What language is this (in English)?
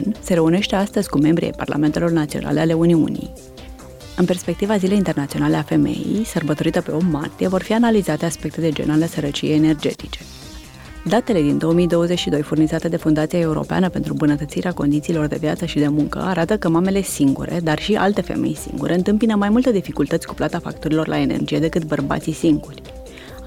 Romanian